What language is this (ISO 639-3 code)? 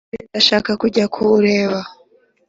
kin